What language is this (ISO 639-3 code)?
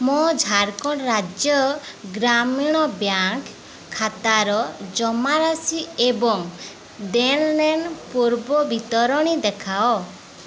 ori